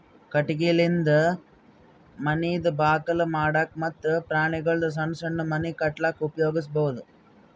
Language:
Kannada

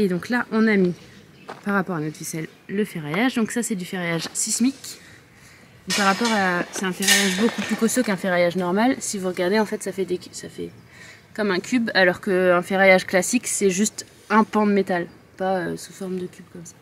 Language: French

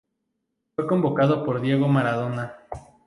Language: Spanish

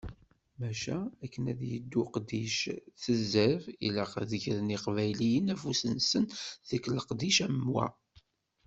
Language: Kabyle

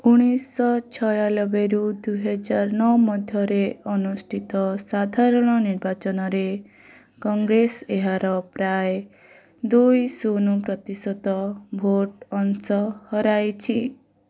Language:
Odia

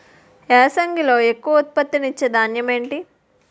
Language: Telugu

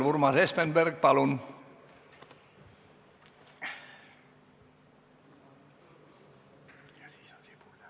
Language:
Estonian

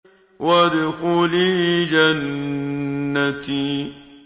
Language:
Arabic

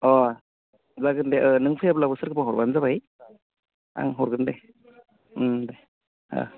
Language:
Bodo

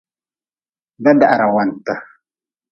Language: Nawdm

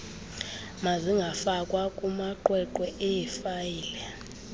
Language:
Xhosa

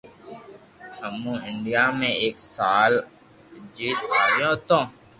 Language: Loarki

